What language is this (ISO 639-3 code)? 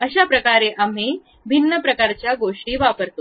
mar